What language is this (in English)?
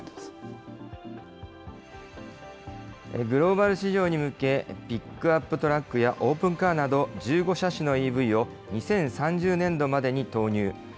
Japanese